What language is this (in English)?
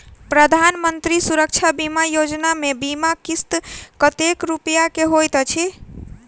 Maithili